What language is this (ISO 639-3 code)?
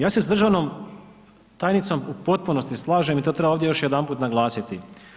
hrv